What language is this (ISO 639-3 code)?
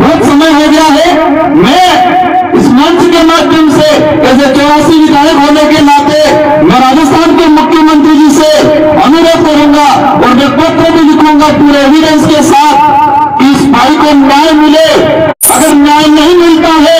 hin